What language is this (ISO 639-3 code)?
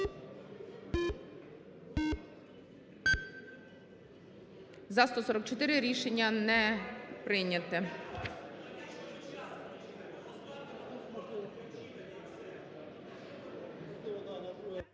ukr